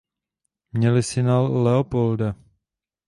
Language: Czech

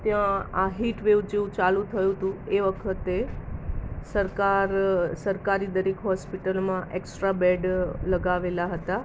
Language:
Gujarati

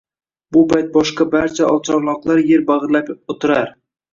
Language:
Uzbek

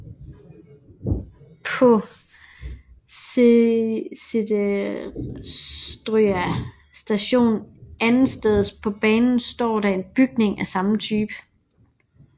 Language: Danish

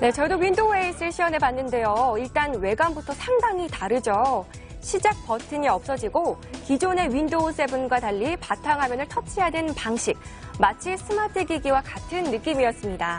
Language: Korean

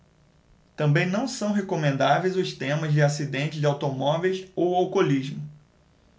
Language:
Portuguese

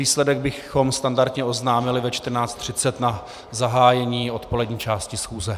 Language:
Czech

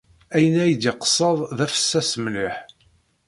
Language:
Kabyle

